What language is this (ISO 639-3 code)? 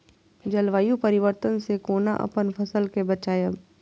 mai